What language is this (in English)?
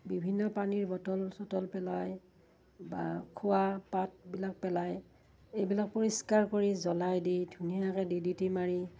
Assamese